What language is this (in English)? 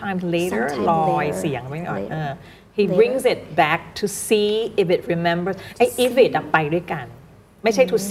Thai